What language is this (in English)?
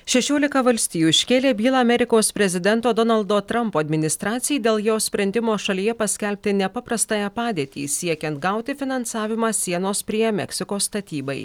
Lithuanian